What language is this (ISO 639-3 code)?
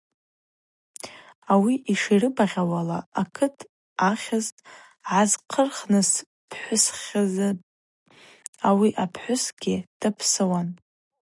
abq